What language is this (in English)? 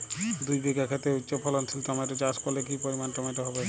Bangla